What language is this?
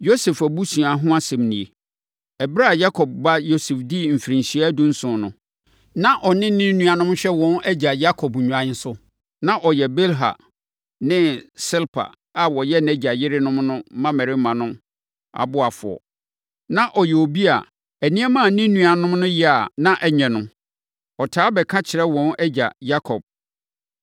Akan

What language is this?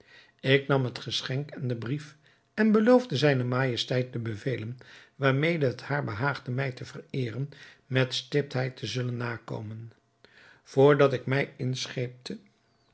Dutch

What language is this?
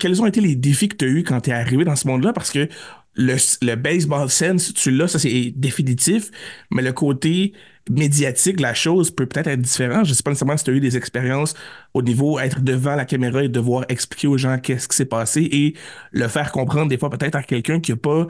French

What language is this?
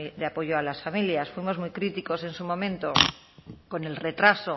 Spanish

